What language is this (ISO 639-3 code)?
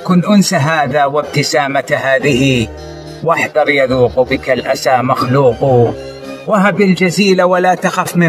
ara